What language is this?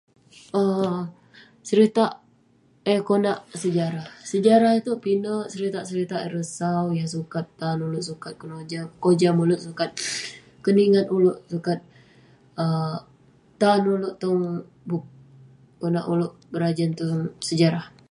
Western Penan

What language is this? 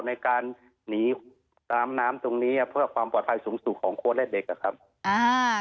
Thai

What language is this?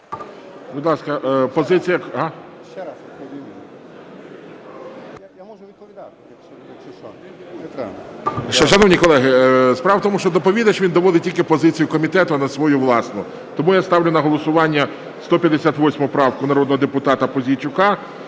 Ukrainian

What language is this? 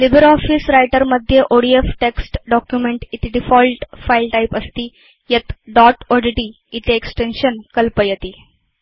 Sanskrit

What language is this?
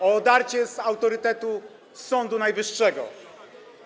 Polish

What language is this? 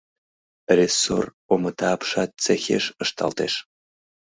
Mari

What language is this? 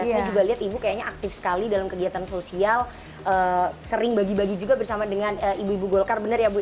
Indonesian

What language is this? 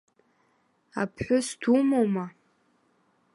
Abkhazian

